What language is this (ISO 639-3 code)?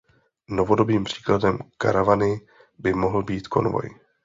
ces